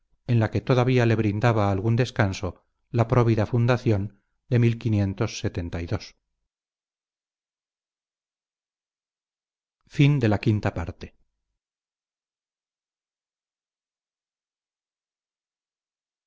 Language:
Spanish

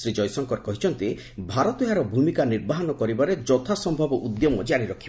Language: Odia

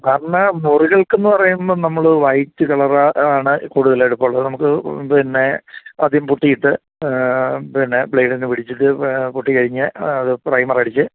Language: Malayalam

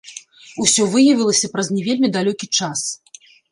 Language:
Belarusian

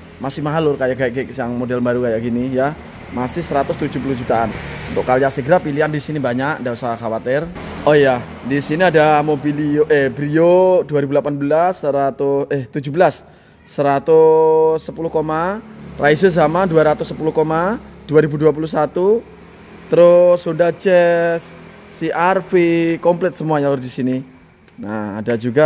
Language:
Indonesian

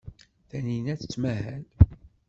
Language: Kabyle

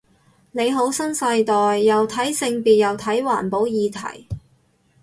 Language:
Cantonese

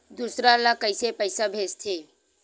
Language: Chhattisgarhi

